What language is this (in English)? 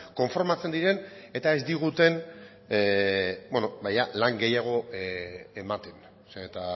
Basque